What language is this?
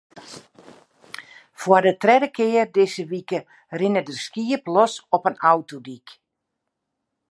Western Frisian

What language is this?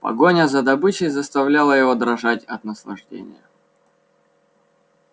Russian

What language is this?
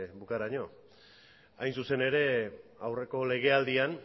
Basque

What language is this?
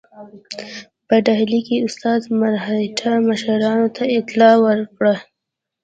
Pashto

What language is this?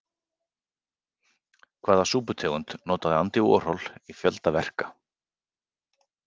Icelandic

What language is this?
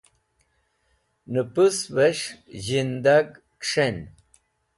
Wakhi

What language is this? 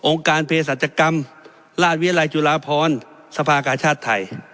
Thai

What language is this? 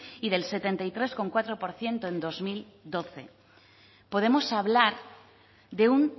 Spanish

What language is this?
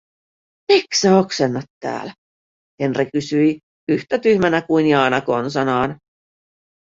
Finnish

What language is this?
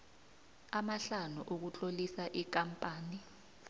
South Ndebele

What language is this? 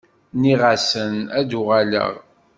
Kabyle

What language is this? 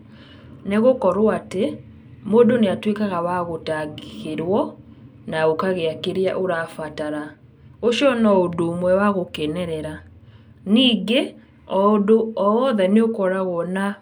Kikuyu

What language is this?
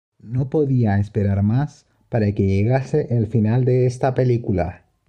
Spanish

